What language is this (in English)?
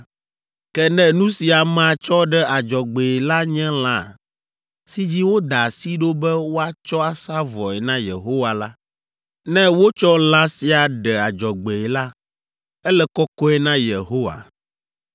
Ewe